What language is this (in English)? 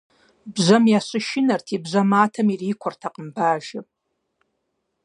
Kabardian